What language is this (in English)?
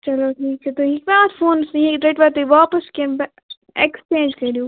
Kashmiri